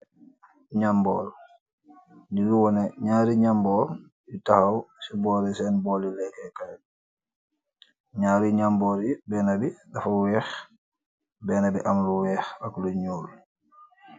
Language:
Wolof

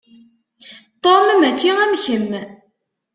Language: Kabyle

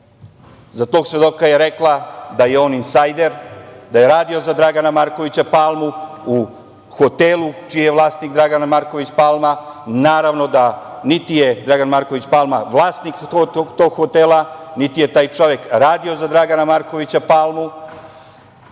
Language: Serbian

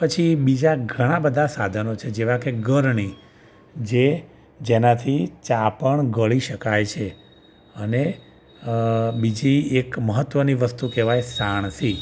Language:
Gujarati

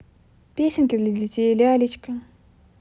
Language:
Russian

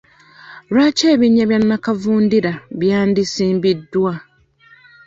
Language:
Ganda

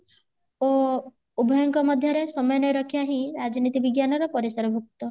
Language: Odia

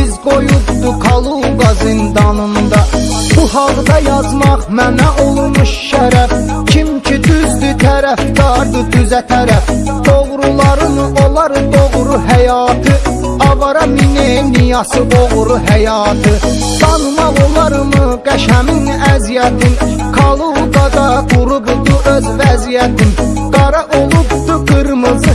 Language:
Turkish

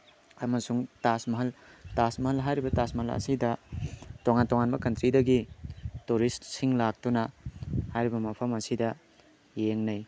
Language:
Manipuri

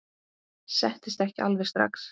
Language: Icelandic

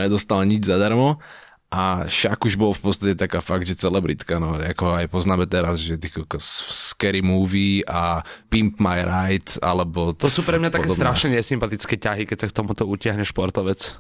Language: Slovak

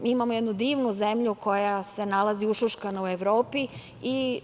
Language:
Serbian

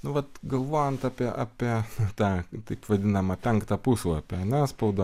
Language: Lithuanian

